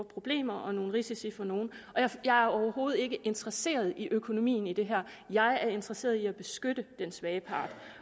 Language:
Danish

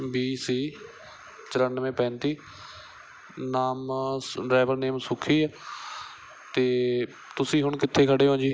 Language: Punjabi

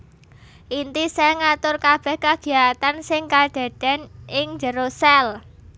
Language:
Javanese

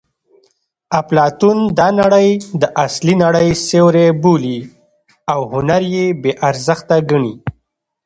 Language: Pashto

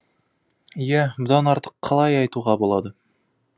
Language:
Kazakh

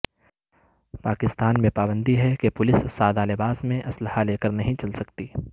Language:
Urdu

